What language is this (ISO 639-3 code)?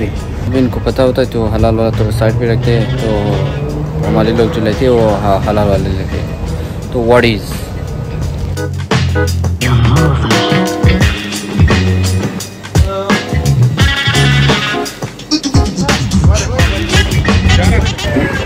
ara